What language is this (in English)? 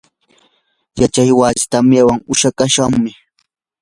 Yanahuanca Pasco Quechua